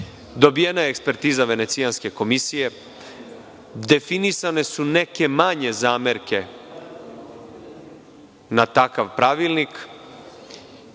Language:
Serbian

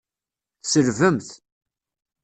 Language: Kabyle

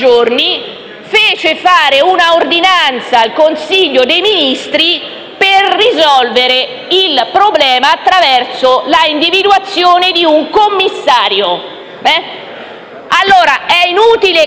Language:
Italian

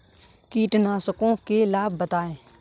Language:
Hindi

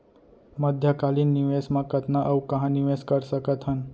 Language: Chhattisgarhi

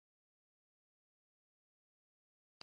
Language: Swahili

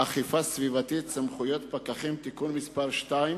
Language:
Hebrew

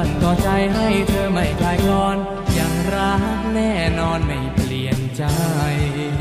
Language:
Thai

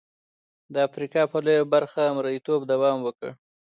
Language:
Pashto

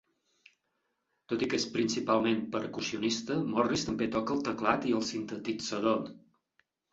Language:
Catalan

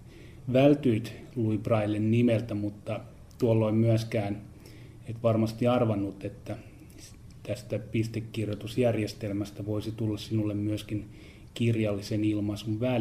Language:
Finnish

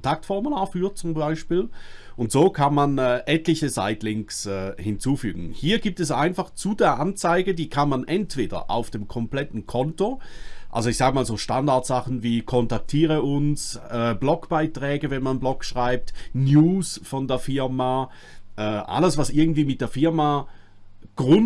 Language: German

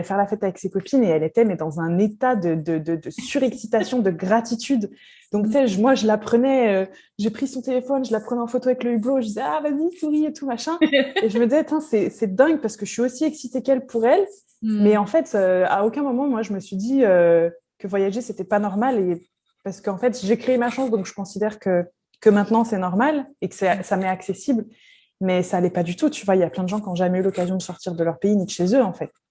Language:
French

